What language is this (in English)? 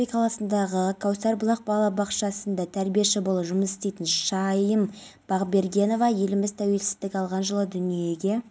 Kazakh